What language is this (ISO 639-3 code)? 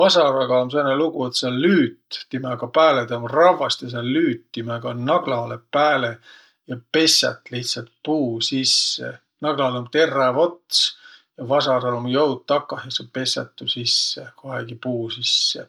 vro